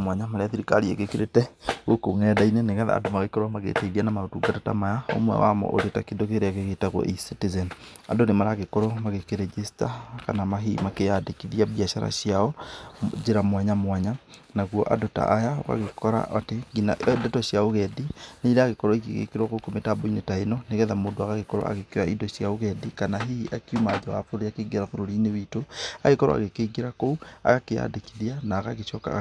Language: Kikuyu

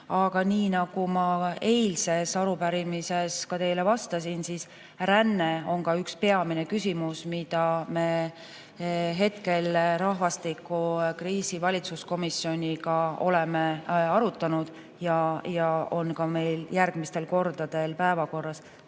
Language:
Estonian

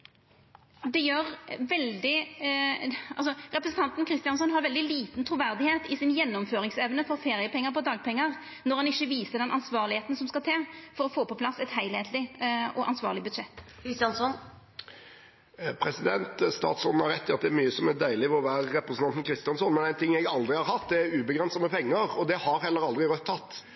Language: Norwegian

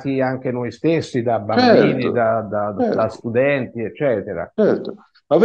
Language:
Italian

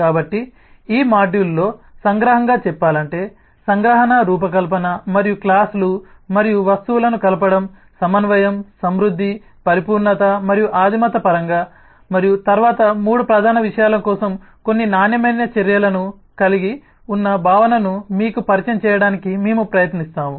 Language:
Telugu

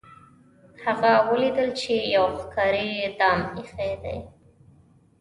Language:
Pashto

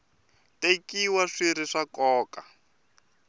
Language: Tsonga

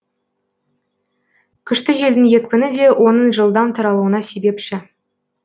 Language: Kazakh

